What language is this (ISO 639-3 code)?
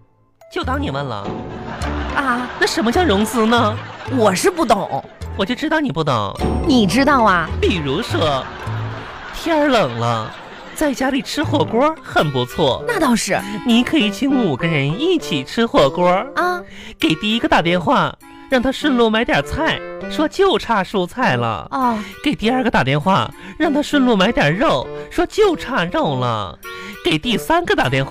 zho